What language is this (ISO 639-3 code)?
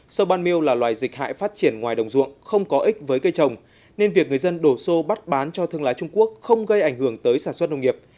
vie